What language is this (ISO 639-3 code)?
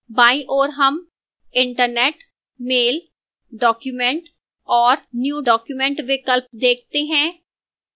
hin